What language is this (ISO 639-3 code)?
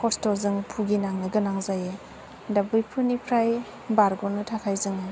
brx